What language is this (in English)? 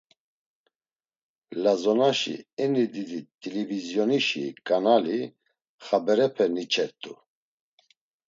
Laz